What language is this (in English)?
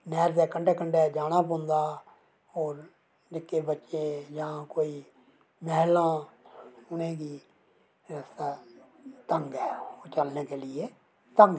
Dogri